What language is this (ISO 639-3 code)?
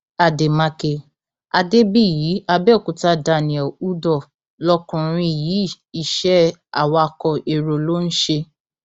yor